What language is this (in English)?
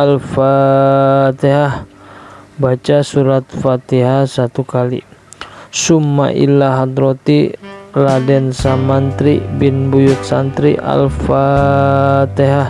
Indonesian